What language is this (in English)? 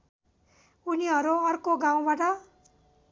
Nepali